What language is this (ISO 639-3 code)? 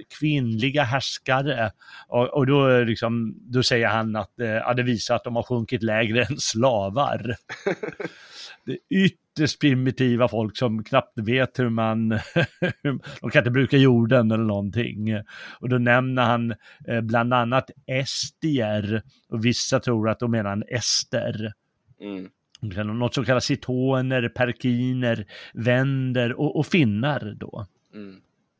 swe